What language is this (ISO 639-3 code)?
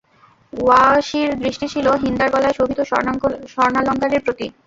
ben